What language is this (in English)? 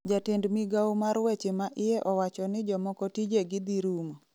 Luo (Kenya and Tanzania)